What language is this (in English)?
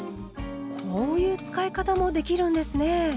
Japanese